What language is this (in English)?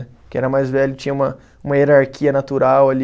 Portuguese